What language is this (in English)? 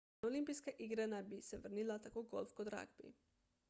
Slovenian